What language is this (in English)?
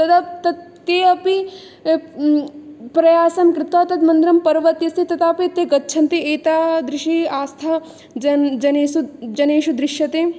Sanskrit